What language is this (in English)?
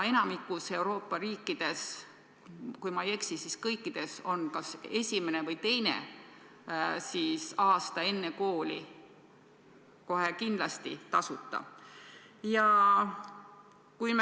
Estonian